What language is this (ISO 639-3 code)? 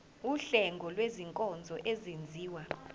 zul